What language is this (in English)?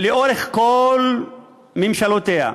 Hebrew